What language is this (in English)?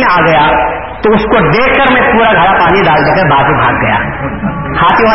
Urdu